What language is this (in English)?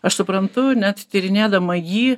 Lithuanian